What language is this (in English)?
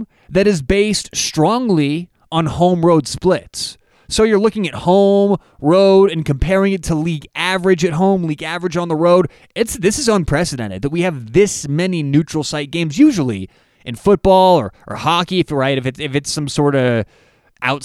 English